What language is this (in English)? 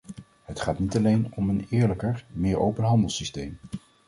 Dutch